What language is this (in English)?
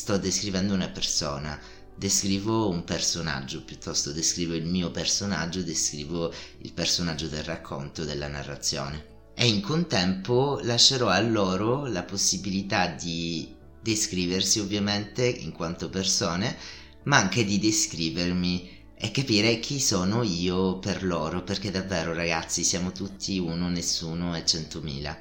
Italian